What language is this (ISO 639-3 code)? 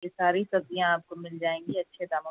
urd